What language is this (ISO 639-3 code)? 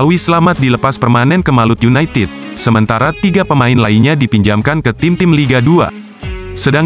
ind